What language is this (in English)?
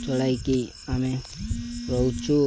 Odia